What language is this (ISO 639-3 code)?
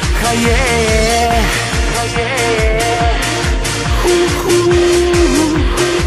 pol